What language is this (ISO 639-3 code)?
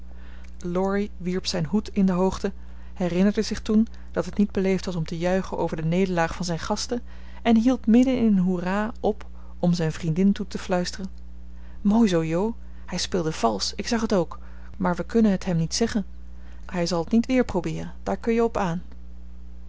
nld